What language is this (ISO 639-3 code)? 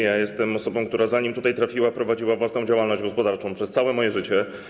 pol